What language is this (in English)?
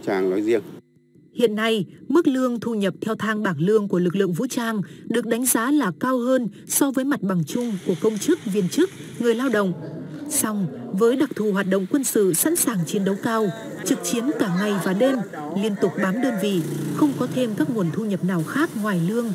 Vietnamese